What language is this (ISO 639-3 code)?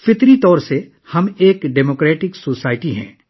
urd